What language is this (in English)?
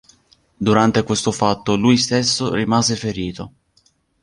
Italian